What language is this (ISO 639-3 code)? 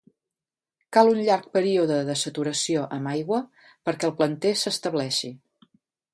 cat